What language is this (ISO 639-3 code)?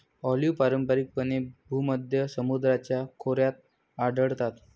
mar